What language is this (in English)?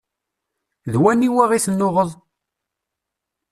Kabyle